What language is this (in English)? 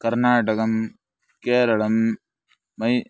Sanskrit